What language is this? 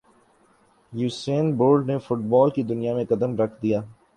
Urdu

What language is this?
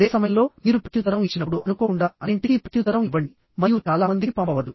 Telugu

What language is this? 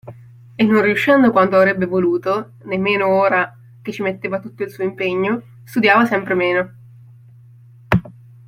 Italian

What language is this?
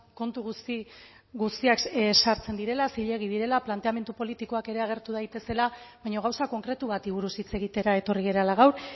Basque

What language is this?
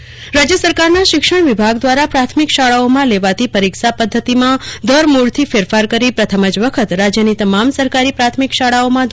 Gujarati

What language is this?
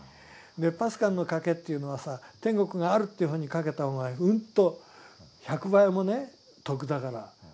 Japanese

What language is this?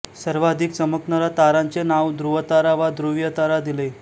Marathi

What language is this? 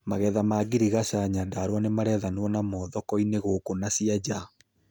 Kikuyu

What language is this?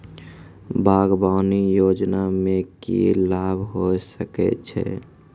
Maithili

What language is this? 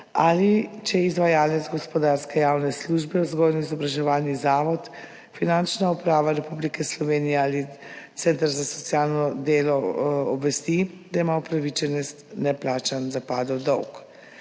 Slovenian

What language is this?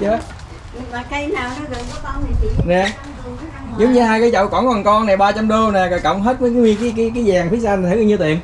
Vietnamese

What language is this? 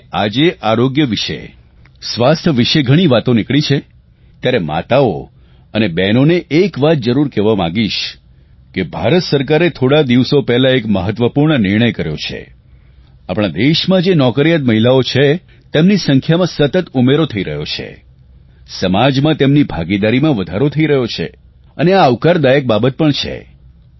Gujarati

